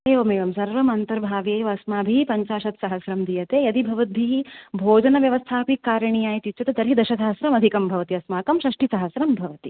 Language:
Sanskrit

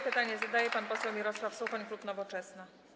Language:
Polish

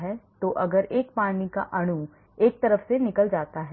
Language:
Hindi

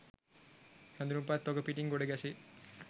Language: Sinhala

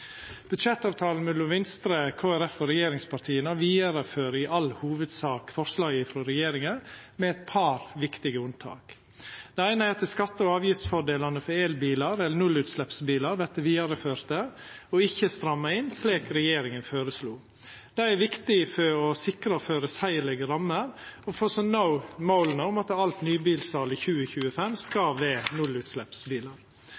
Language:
Norwegian Nynorsk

